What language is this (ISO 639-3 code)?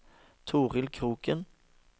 nor